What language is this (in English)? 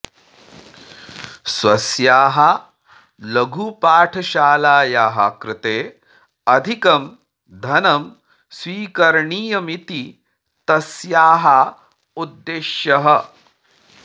Sanskrit